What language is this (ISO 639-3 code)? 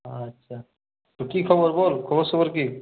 ben